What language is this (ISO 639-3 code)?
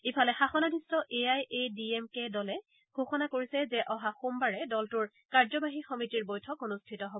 asm